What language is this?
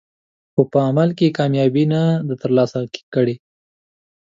Pashto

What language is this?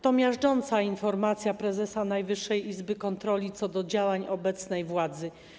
Polish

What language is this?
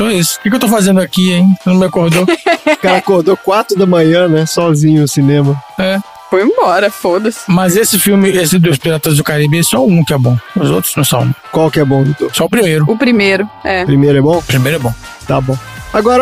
Portuguese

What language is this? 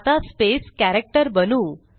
Marathi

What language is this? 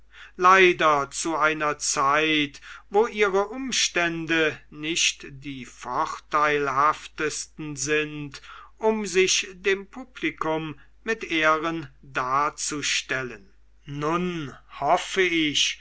German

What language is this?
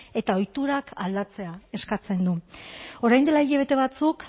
Basque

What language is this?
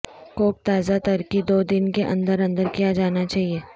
Urdu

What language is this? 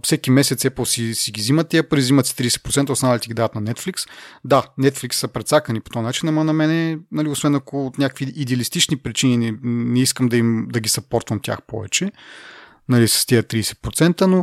Bulgarian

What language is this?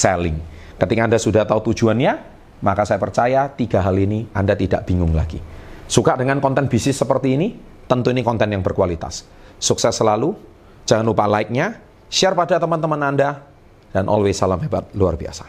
Indonesian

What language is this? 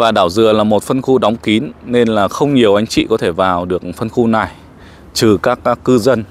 Vietnamese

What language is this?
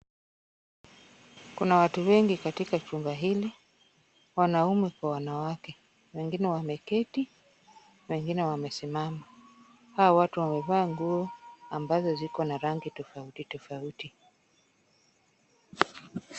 Swahili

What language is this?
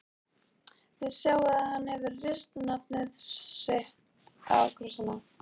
Icelandic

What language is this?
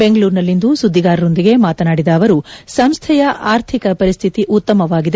Kannada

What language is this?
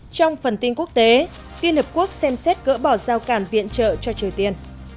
Vietnamese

